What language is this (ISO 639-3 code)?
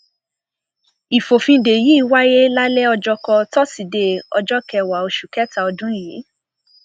yor